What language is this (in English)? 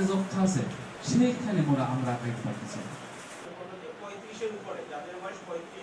Bangla